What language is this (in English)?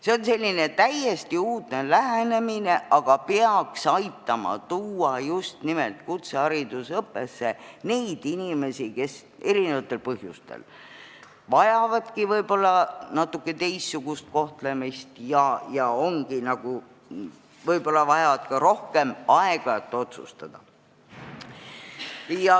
Estonian